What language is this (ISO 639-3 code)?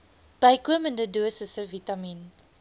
afr